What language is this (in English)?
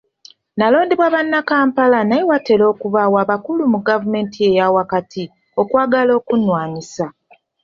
Ganda